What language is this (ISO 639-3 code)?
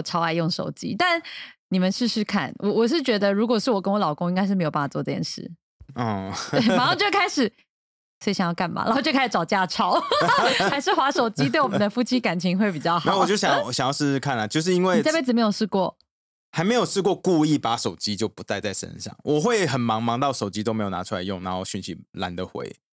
zho